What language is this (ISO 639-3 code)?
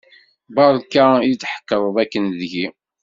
kab